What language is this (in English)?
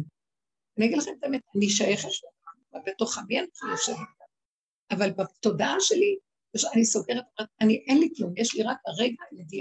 Hebrew